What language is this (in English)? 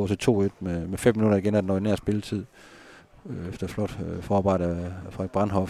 Danish